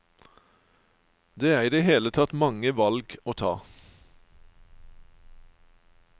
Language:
Norwegian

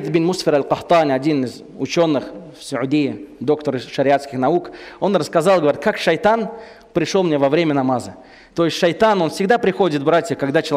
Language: Russian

